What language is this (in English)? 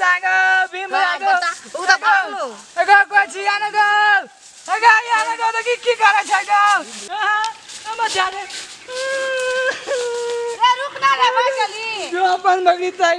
Arabic